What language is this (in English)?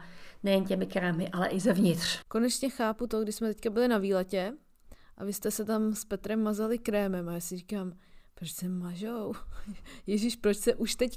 Czech